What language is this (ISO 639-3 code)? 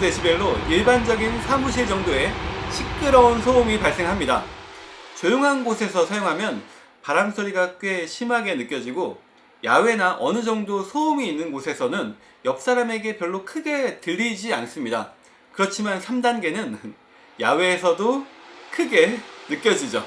kor